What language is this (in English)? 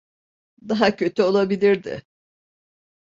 Turkish